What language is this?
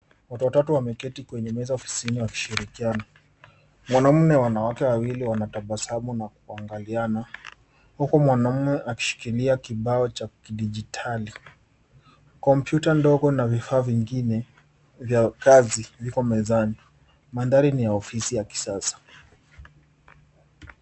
Swahili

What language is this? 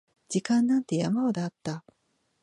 Japanese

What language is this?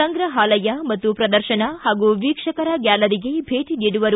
Kannada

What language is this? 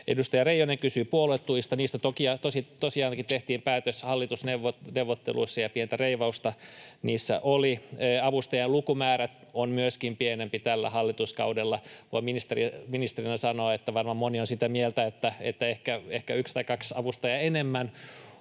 Finnish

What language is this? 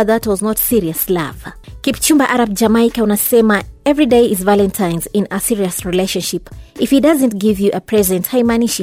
Swahili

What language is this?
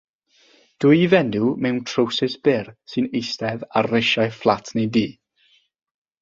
Welsh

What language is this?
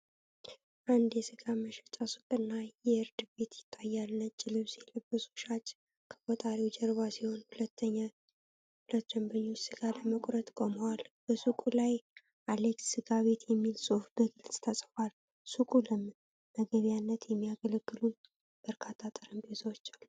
Amharic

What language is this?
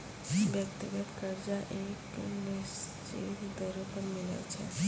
Maithili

